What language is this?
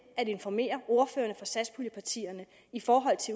Danish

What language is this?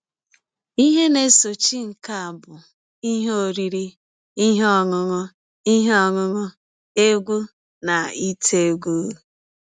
Igbo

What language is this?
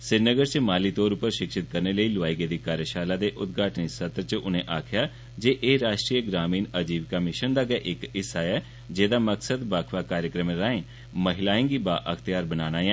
Dogri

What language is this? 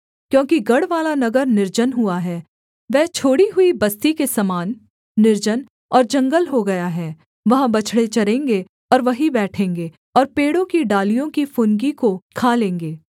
Hindi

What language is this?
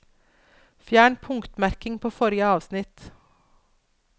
Norwegian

